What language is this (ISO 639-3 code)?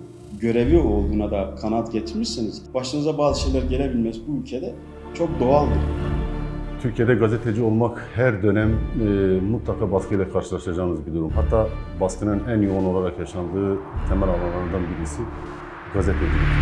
tur